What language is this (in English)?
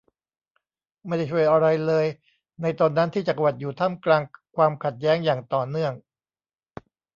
Thai